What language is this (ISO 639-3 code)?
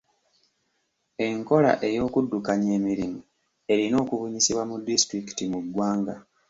lug